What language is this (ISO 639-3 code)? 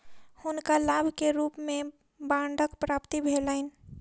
mai